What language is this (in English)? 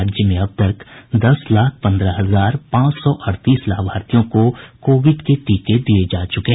Hindi